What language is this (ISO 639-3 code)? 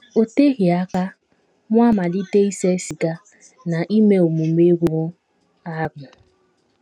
ibo